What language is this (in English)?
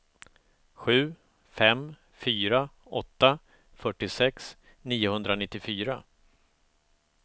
Swedish